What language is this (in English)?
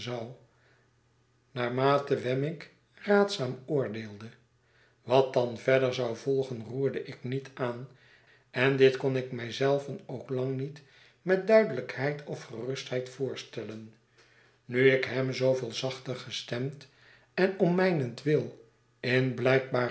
Dutch